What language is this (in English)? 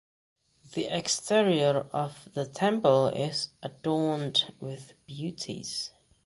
English